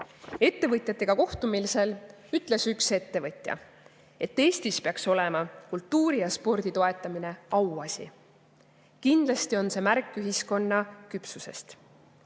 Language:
Estonian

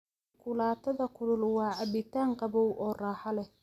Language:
Somali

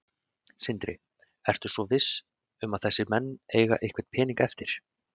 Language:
Icelandic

